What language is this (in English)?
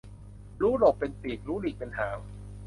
Thai